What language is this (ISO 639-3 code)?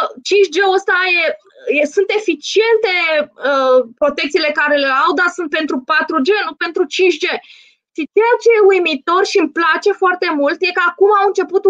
ron